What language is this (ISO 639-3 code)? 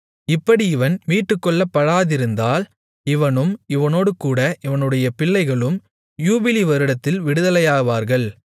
tam